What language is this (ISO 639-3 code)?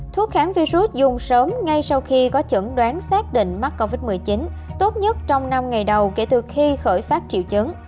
vie